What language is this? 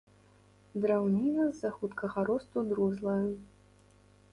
Belarusian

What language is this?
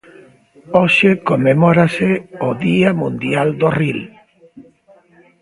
Galician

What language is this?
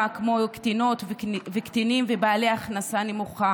Hebrew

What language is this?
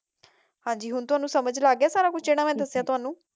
Punjabi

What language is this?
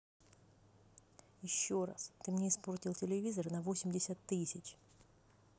Russian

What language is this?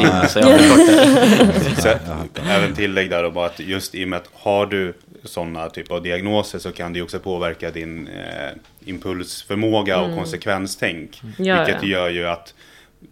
Swedish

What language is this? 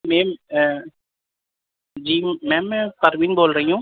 Urdu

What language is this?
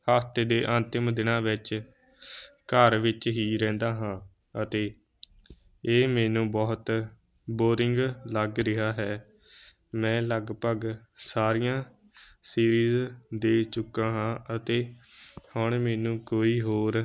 Punjabi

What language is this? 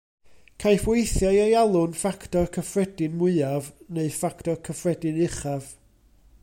Welsh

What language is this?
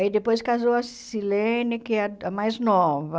Portuguese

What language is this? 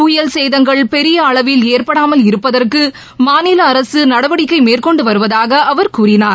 Tamil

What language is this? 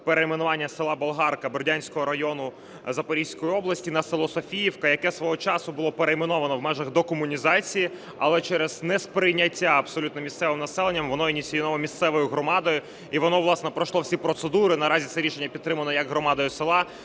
Ukrainian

